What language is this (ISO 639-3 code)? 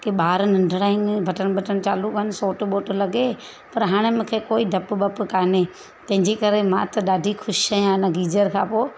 snd